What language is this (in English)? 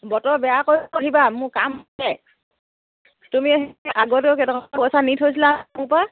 Assamese